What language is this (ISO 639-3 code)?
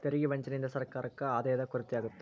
kan